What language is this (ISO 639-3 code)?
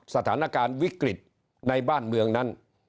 tha